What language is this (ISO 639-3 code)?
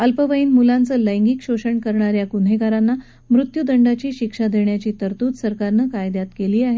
mar